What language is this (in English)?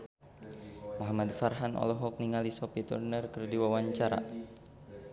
Sundanese